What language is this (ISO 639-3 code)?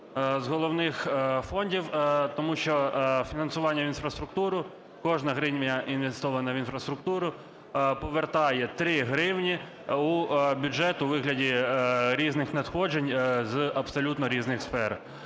ukr